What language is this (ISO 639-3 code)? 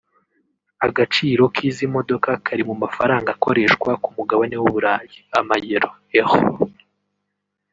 kin